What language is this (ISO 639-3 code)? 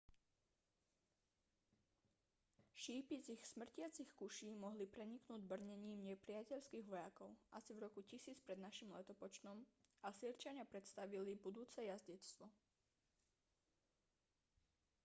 slk